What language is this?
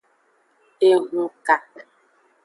Aja (Benin)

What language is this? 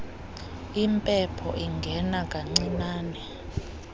Xhosa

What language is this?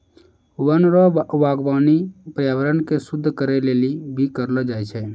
Maithili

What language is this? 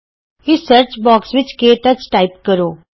Punjabi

